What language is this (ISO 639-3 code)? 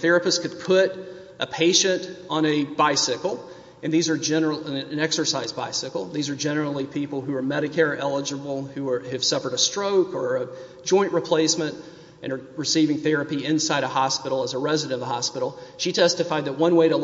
eng